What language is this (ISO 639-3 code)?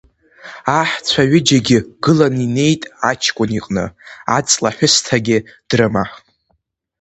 abk